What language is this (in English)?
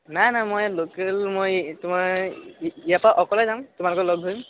Assamese